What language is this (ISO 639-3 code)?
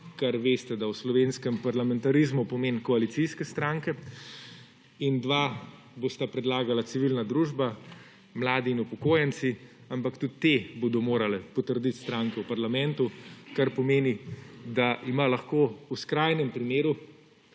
slv